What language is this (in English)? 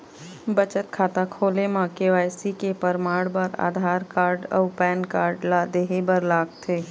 Chhattisgarhi